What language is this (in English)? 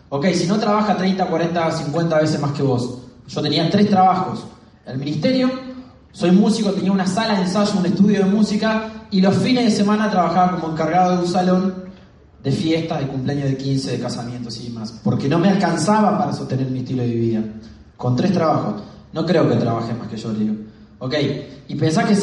Spanish